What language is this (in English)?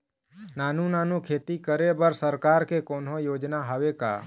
Chhattisgarhi